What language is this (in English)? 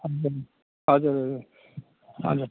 Nepali